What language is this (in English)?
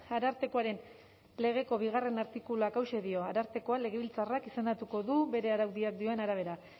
Basque